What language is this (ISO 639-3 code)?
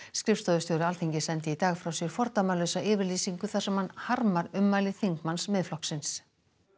isl